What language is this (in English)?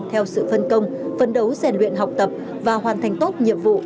Vietnamese